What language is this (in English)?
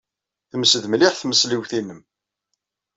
Kabyle